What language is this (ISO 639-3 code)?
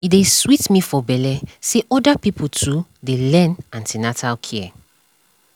pcm